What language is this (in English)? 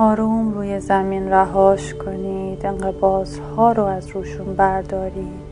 Persian